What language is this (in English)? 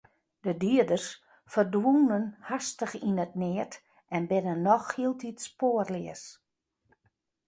Western Frisian